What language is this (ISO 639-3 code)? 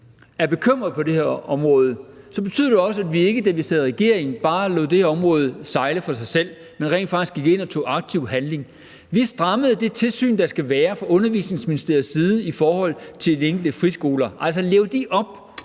dan